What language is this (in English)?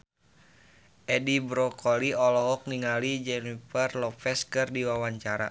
Sundanese